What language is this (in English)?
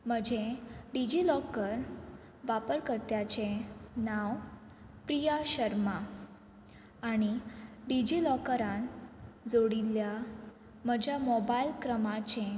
Konkani